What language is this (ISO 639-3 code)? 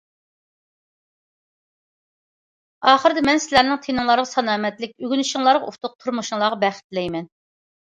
uig